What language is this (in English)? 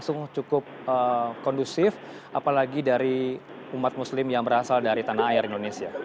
Indonesian